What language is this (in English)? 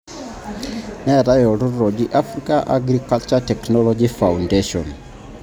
Masai